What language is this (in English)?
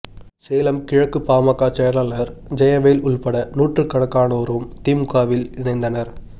Tamil